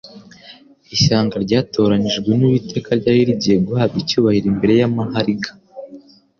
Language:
Kinyarwanda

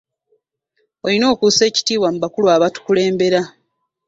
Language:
Ganda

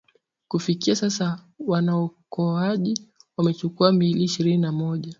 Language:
Swahili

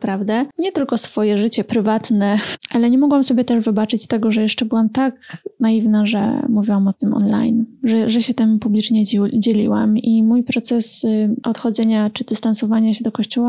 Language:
Polish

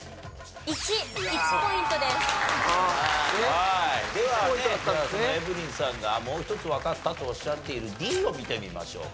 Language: Japanese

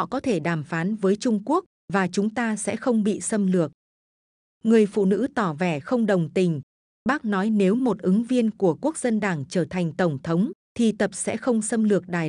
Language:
Vietnamese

